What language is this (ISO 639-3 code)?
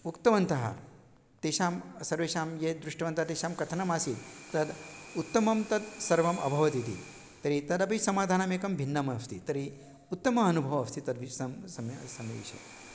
san